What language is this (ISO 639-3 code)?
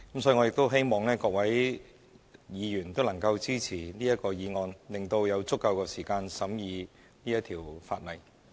yue